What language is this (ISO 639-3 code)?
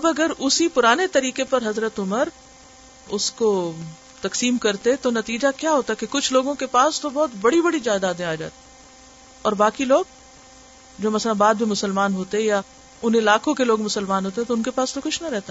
urd